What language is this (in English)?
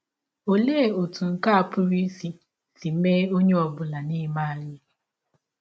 Igbo